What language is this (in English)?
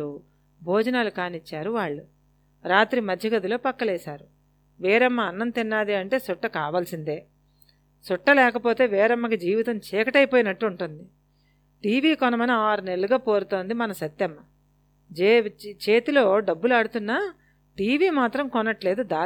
Telugu